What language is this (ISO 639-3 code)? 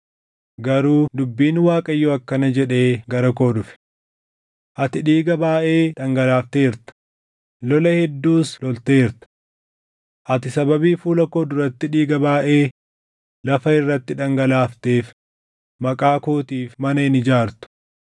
orm